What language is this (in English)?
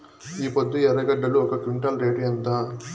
Telugu